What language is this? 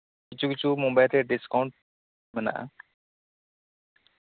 Santali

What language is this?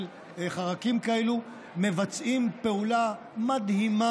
Hebrew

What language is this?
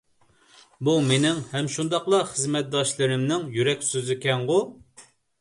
Uyghur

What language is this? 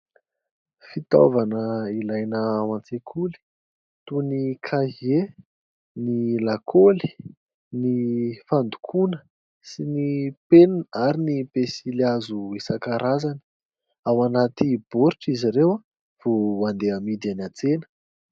Malagasy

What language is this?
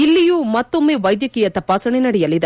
Kannada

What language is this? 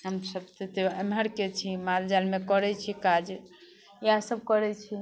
Maithili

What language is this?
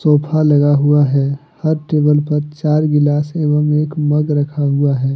Hindi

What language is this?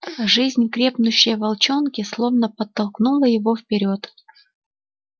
Russian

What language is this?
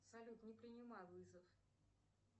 Russian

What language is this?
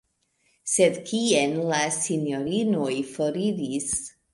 Esperanto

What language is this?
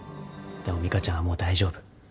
Japanese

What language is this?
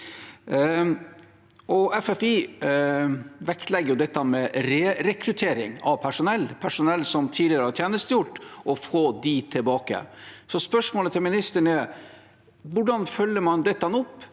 Norwegian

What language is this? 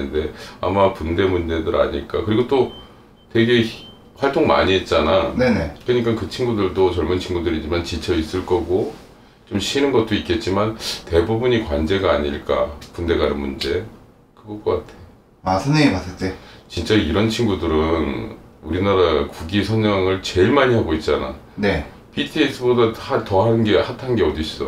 Korean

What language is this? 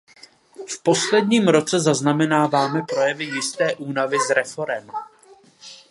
Czech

